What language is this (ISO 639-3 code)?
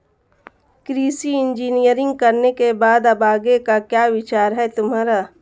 hin